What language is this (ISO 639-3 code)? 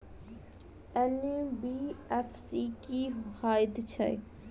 mai